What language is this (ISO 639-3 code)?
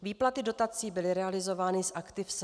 ces